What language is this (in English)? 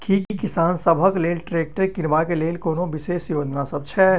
Maithili